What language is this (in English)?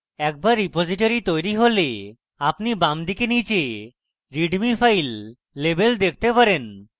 Bangla